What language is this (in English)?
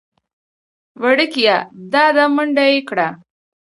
Pashto